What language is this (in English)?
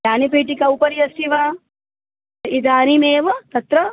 Sanskrit